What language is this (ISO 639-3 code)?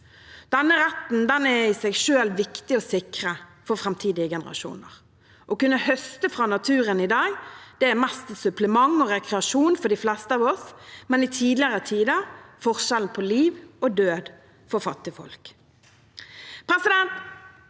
nor